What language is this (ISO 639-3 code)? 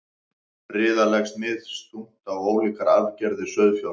isl